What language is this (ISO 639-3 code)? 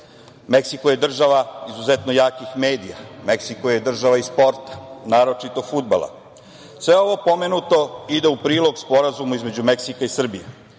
srp